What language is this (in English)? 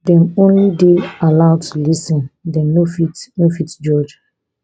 Nigerian Pidgin